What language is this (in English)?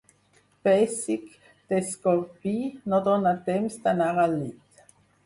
Catalan